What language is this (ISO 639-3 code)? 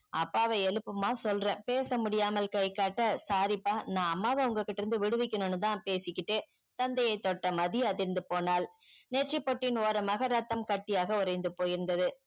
tam